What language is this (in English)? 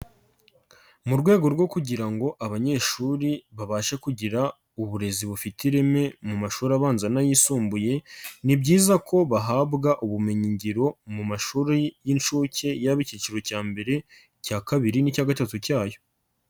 Kinyarwanda